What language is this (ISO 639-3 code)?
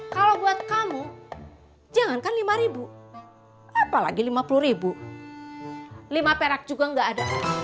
ind